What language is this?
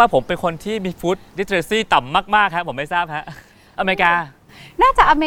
Thai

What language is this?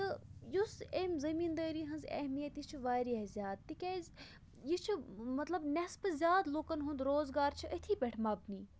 Kashmiri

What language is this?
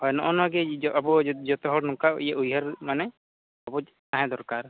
Santali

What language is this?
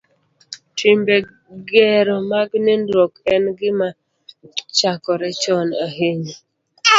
Luo (Kenya and Tanzania)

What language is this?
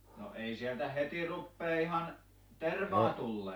Finnish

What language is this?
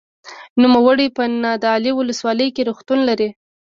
Pashto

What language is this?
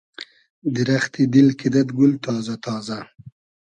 Hazaragi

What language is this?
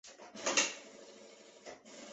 Chinese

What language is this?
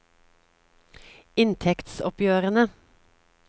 Norwegian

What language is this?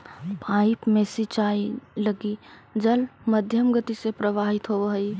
Magahi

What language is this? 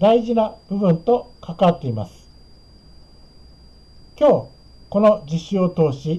Japanese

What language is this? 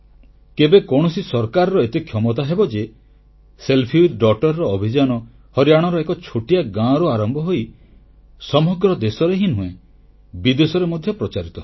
Odia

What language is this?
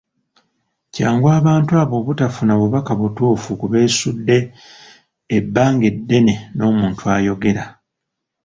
Ganda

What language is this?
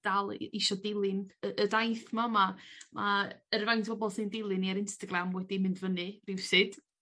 Welsh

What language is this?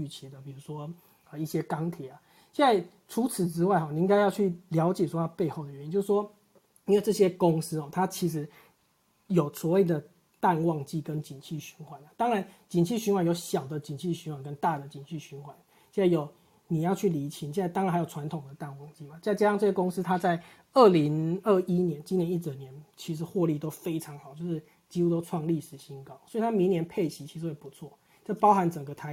Chinese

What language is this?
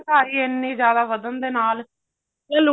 Punjabi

